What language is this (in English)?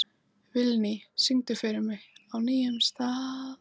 Icelandic